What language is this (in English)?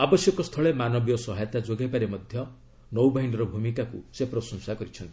Odia